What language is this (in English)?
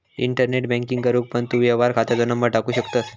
Marathi